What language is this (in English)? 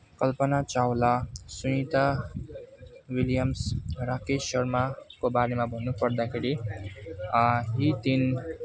Nepali